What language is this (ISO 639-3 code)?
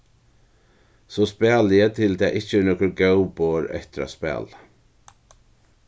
fao